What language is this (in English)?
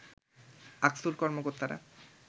Bangla